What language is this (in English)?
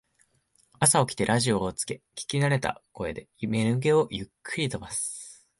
Japanese